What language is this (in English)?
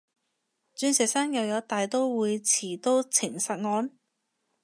Cantonese